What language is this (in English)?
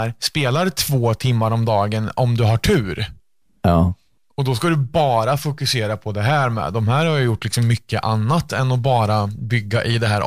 Swedish